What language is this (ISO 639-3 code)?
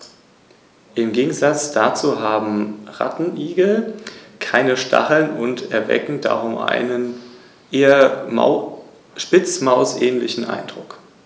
deu